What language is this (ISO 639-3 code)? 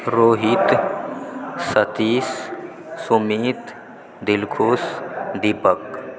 mai